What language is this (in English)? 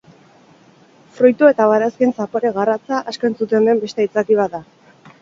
Basque